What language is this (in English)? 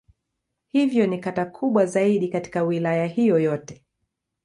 Swahili